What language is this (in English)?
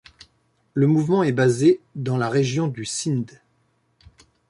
French